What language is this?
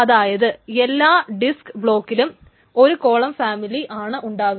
Malayalam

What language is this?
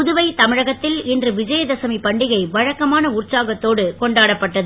Tamil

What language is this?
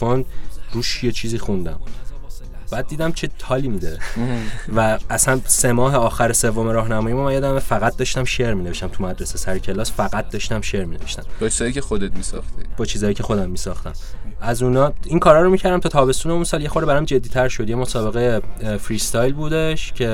Persian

